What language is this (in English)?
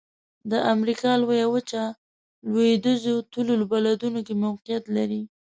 Pashto